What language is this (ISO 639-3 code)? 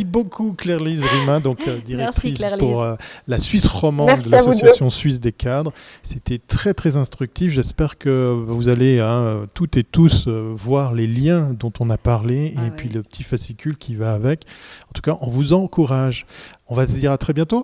fra